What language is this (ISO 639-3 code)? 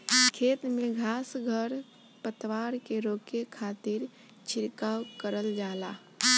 bho